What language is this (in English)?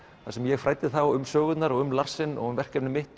Icelandic